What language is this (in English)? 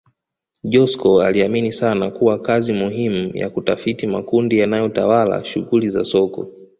Swahili